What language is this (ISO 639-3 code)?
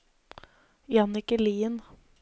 nor